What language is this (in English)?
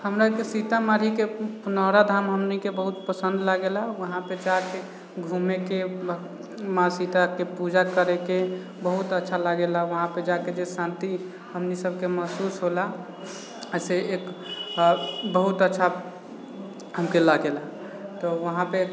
Maithili